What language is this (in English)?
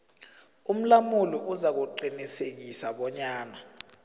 South Ndebele